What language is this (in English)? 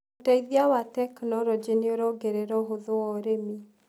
Kikuyu